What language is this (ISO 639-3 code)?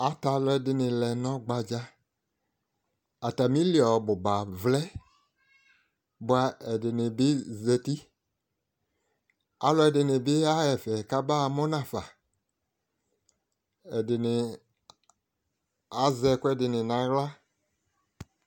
kpo